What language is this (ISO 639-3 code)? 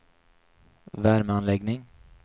swe